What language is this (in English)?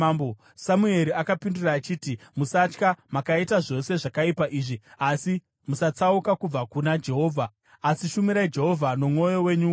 Shona